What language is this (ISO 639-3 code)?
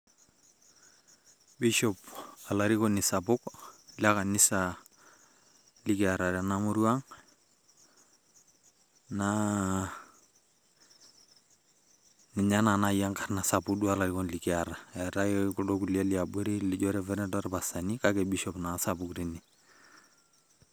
mas